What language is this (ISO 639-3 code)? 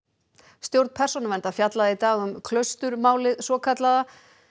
isl